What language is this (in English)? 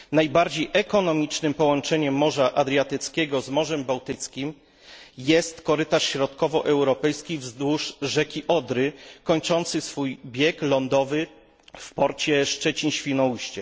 Polish